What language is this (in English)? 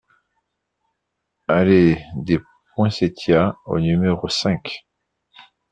French